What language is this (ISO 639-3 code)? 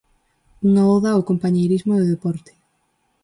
glg